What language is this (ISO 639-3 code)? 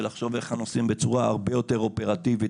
heb